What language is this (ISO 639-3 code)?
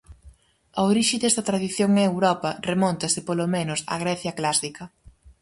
glg